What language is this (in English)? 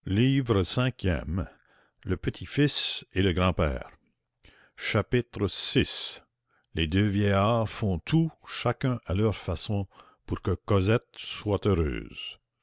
French